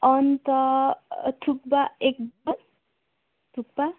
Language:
Nepali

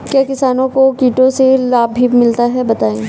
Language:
Hindi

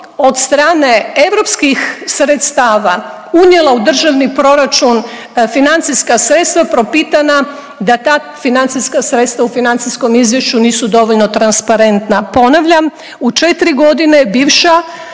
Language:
Croatian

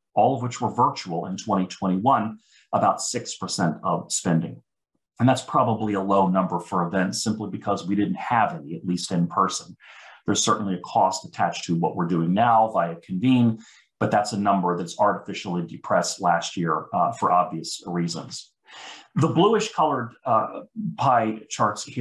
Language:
English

